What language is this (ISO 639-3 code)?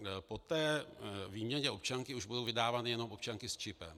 ces